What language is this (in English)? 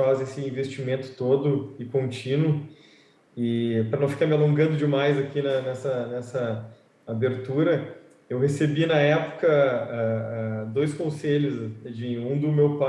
Portuguese